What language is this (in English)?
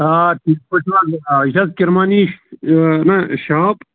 Kashmiri